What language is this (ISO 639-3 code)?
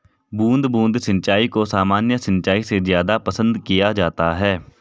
hin